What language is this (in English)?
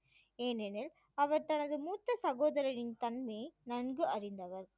Tamil